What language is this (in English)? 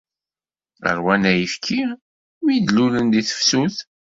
Kabyle